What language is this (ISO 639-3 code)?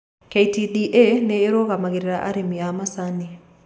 kik